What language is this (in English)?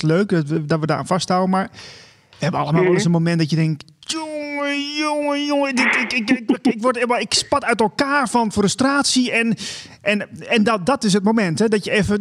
Dutch